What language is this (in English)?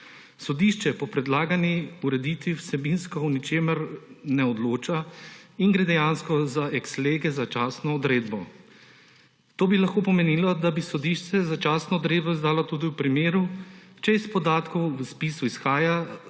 Slovenian